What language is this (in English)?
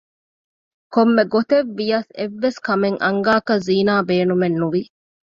Divehi